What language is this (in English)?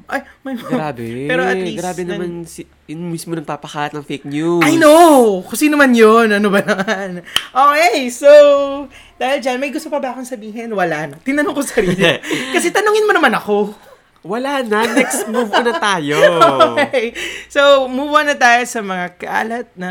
Filipino